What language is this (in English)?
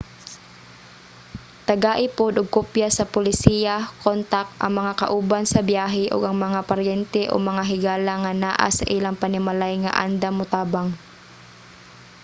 Cebuano